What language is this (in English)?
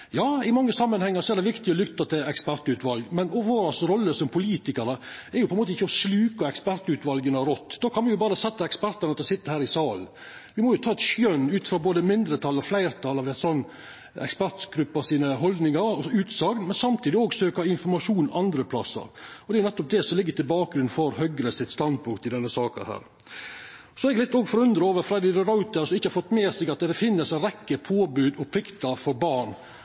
Norwegian Nynorsk